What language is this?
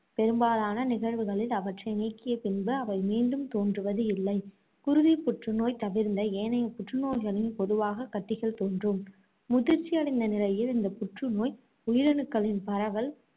Tamil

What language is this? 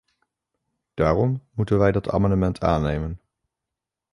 Dutch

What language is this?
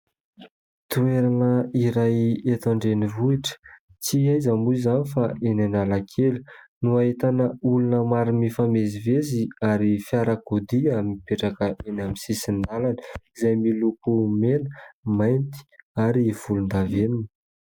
Malagasy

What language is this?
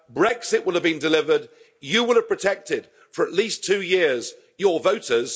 English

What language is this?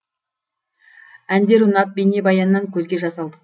Kazakh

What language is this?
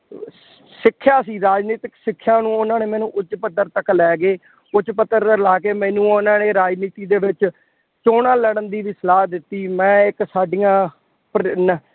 Punjabi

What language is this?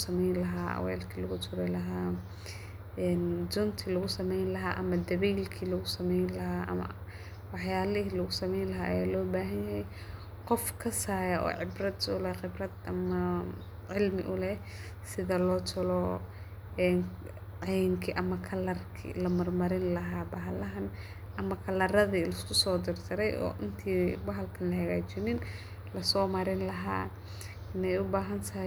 Somali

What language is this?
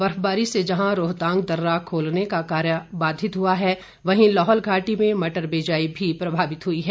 Hindi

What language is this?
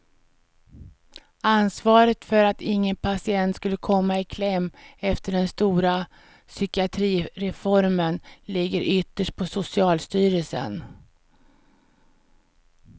Swedish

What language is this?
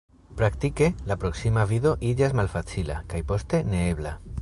Esperanto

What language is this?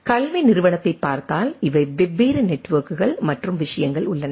Tamil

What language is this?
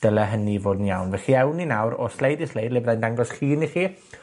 Welsh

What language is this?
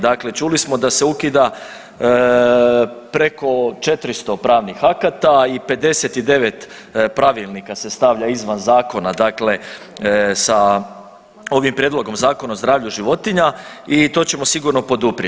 Croatian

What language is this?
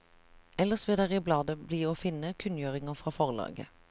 Norwegian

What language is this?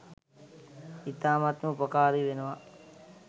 Sinhala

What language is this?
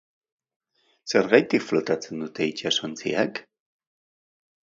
Basque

